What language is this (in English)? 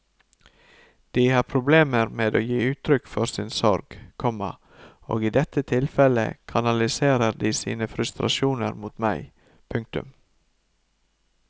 Norwegian